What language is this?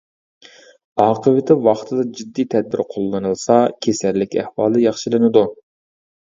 Uyghur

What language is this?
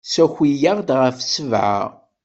Kabyle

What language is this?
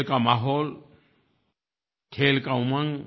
Hindi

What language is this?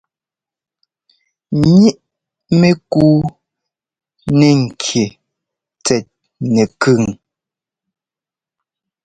Ngomba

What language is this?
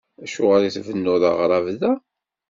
Kabyle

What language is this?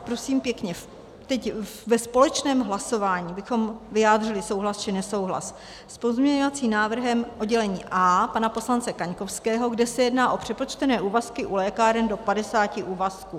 Czech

